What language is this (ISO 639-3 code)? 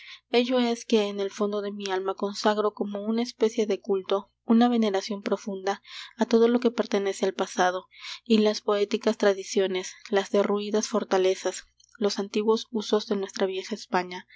spa